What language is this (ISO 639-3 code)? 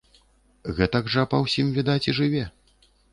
bel